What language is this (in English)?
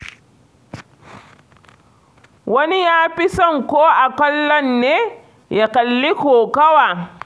Hausa